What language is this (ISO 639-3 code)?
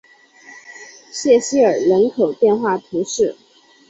zho